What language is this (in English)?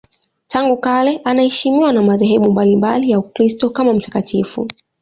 Swahili